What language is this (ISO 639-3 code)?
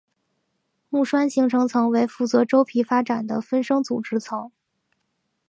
zho